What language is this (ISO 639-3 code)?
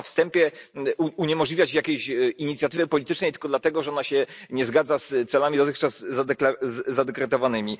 pol